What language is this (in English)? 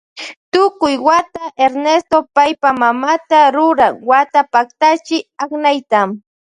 Loja Highland Quichua